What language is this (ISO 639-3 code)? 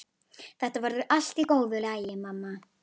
isl